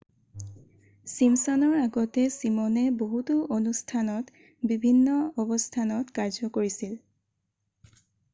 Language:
Assamese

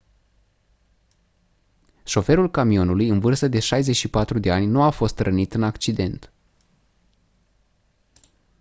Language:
Romanian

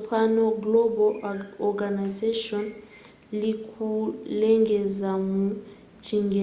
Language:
Nyanja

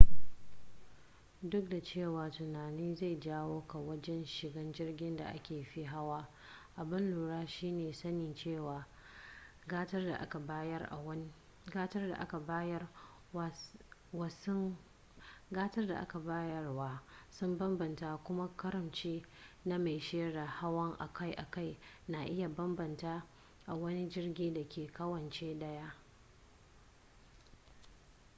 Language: Hausa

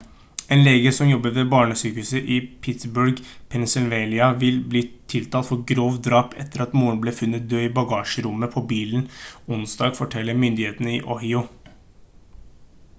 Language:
Norwegian Bokmål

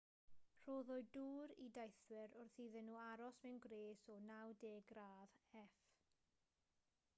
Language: Welsh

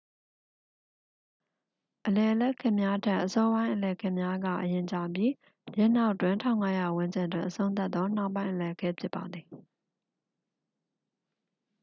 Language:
Burmese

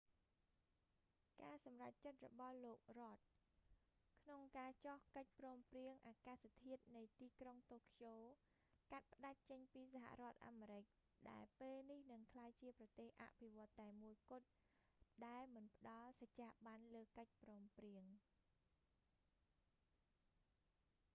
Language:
Khmer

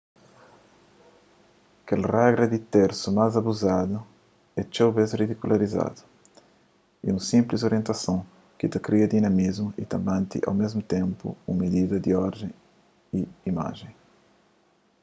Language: Kabuverdianu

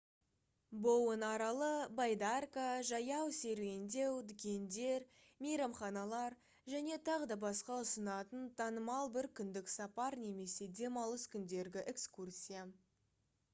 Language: Kazakh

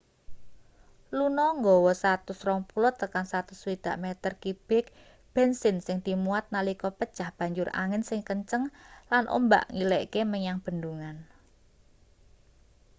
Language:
Javanese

